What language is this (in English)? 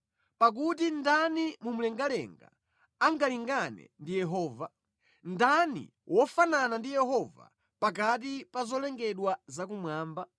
Nyanja